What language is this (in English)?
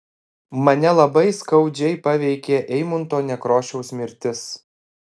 Lithuanian